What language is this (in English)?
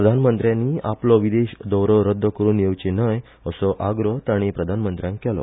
Konkani